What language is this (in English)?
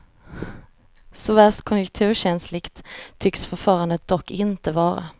Swedish